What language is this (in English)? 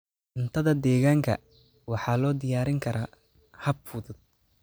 Somali